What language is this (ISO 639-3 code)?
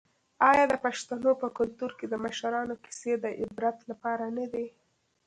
pus